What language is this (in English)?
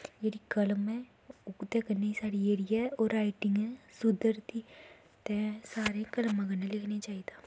Dogri